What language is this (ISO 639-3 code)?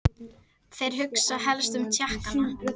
isl